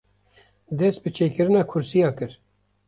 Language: Kurdish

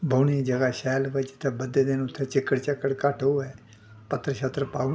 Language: Dogri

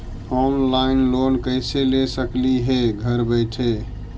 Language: Magahi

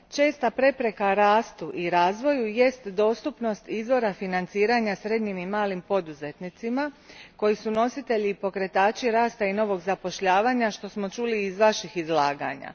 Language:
Croatian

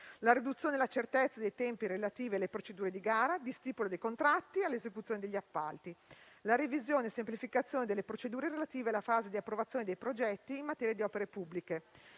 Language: Italian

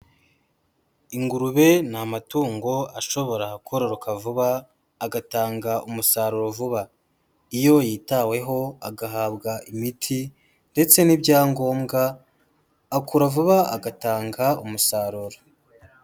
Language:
Kinyarwanda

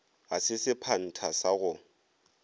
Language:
Northern Sotho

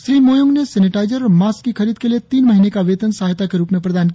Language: Hindi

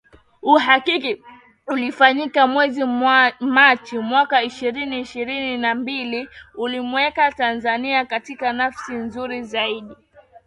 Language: Swahili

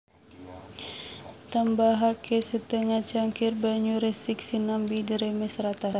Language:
Javanese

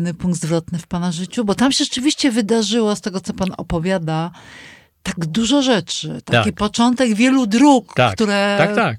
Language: Polish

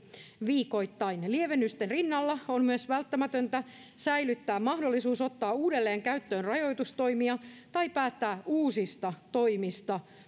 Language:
Finnish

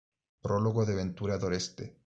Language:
Spanish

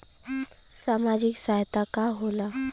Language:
Bhojpuri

